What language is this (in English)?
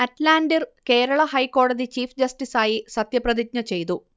Malayalam